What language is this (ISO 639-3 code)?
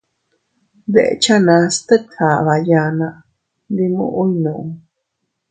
cut